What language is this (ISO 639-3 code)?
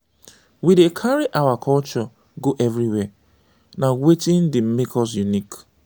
pcm